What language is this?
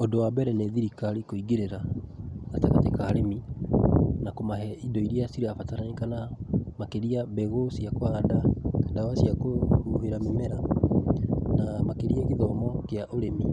Kikuyu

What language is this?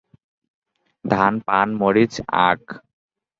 Bangla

